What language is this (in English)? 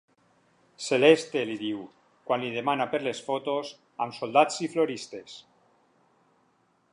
Catalan